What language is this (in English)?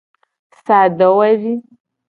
Gen